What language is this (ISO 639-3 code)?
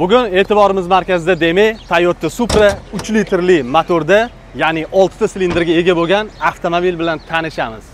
tur